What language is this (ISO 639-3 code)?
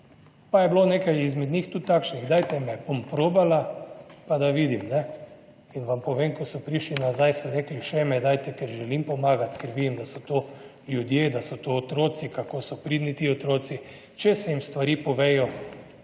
slv